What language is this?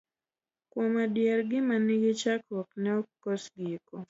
Luo (Kenya and Tanzania)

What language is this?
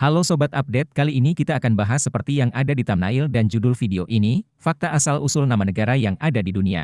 Indonesian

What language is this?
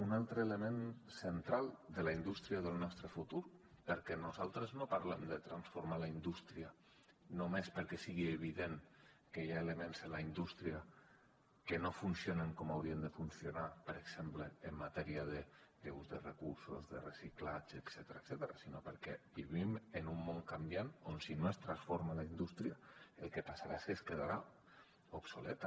Catalan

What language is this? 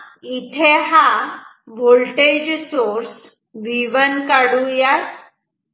Marathi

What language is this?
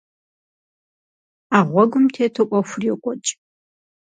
Kabardian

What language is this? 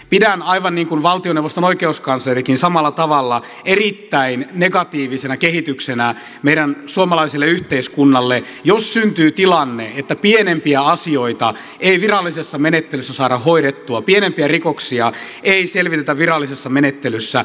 Finnish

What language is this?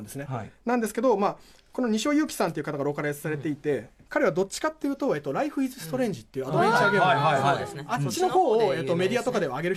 Japanese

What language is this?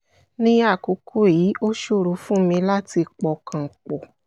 Yoruba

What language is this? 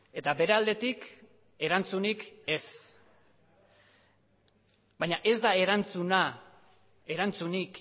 Basque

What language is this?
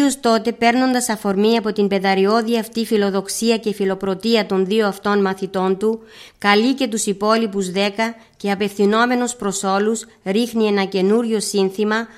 Greek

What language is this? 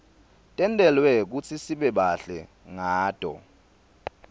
Swati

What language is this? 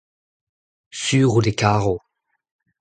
Breton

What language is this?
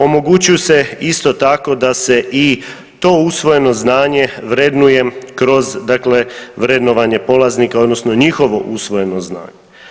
Croatian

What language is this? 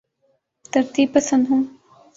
Urdu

